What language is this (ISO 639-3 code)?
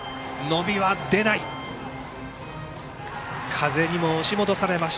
jpn